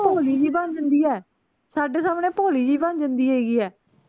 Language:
Punjabi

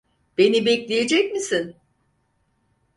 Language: Turkish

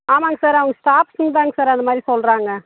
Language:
Tamil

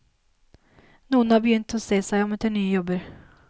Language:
Norwegian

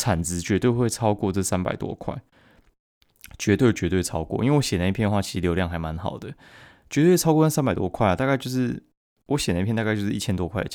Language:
Chinese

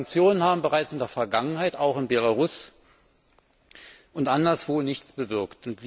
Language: German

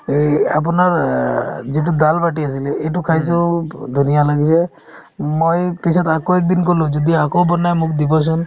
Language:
Assamese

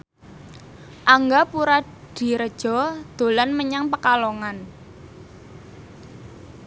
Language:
Javanese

